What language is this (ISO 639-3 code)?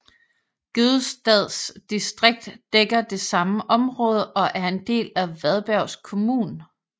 dan